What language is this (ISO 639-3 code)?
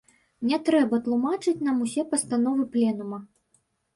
bel